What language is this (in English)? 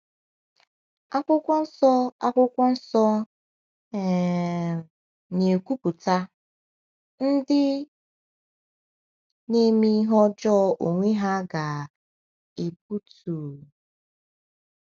Igbo